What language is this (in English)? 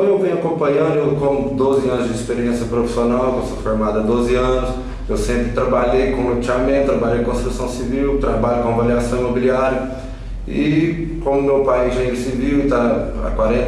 Portuguese